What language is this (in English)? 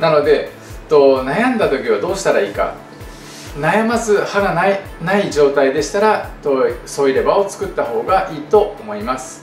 Japanese